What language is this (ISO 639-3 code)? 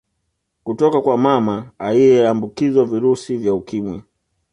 swa